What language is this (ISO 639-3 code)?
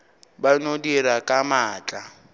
nso